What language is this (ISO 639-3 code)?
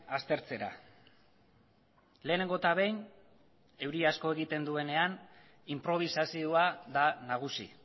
eus